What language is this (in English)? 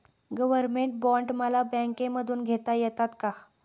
Marathi